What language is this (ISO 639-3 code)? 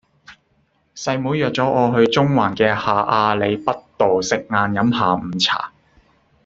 yue